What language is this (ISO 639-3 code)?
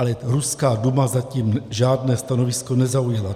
ces